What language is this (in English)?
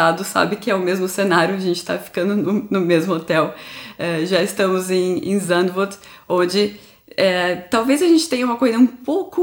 Portuguese